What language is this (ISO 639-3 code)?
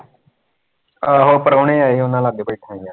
pan